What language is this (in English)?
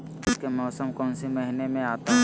Magahi